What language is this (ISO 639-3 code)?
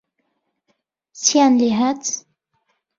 ckb